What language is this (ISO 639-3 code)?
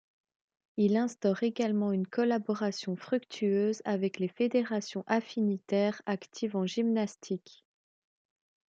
fra